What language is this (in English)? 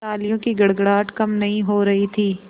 Hindi